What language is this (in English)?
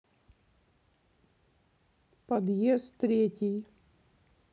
Russian